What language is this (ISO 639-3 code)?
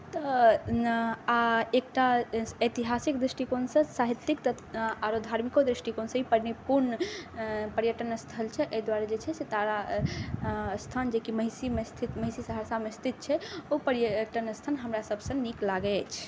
mai